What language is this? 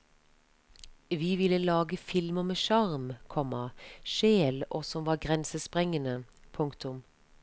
Norwegian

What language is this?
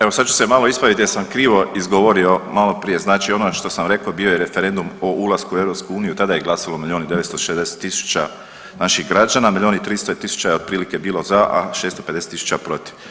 Croatian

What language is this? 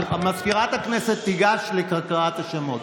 Hebrew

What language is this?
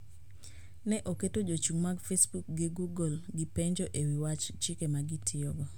Luo (Kenya and Tanzania)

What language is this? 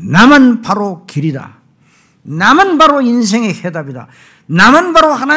Korean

